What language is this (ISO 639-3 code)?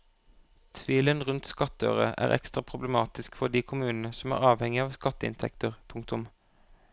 nor